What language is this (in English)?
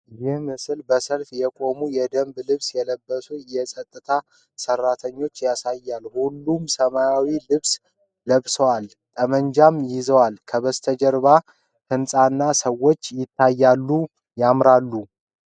Amharic